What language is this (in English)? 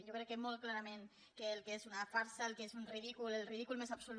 Catalan